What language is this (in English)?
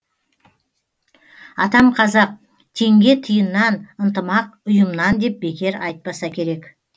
Kazakh